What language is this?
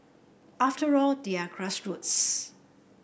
English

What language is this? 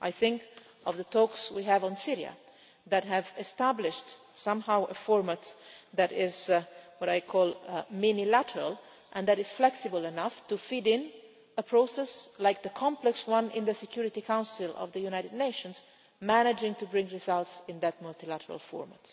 English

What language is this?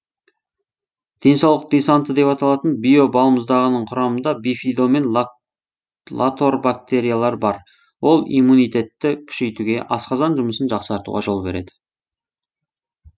Kazakh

